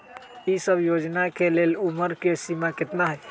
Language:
Magahi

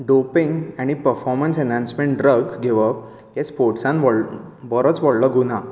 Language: Konkani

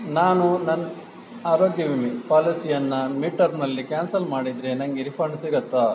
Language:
Kannada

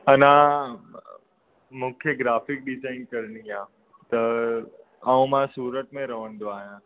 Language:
Sindhi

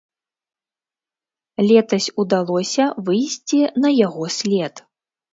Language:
Belarusian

